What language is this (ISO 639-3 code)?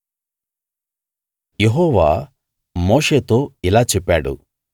tel